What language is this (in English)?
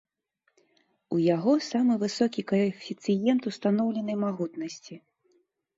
Belarusian